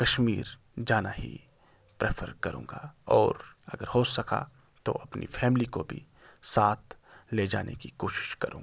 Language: Urdu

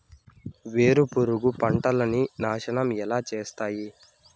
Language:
Telugu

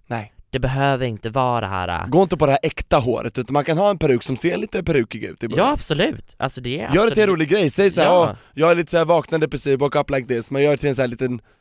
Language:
Swedish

